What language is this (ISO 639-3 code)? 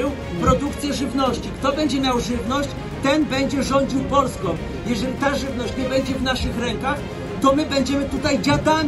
pol